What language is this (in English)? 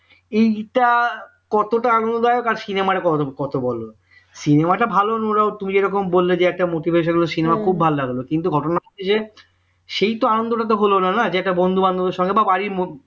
Bangla